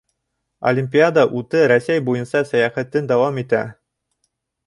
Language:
Bashkir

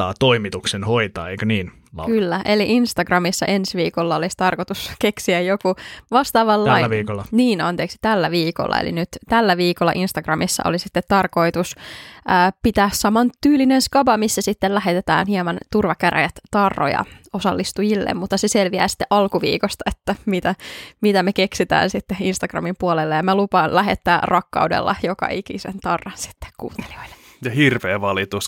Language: Finnish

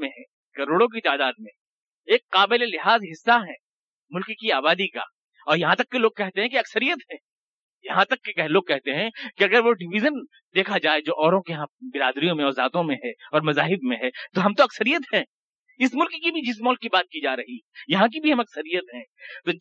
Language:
Urdu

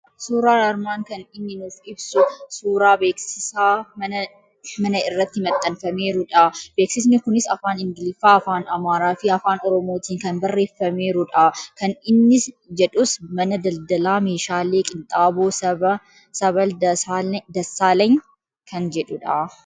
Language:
Oromo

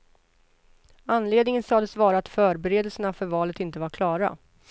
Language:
Swedish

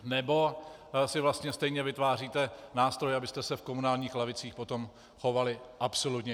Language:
Czech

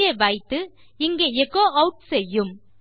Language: Tamil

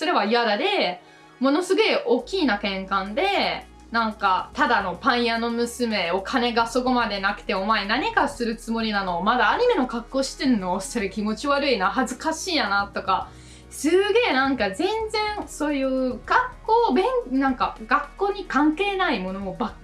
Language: Japanese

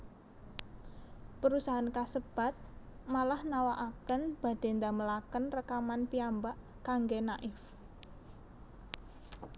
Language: Javanese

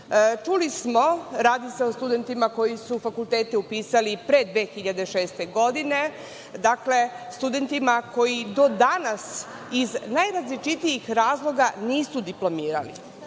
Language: Serbian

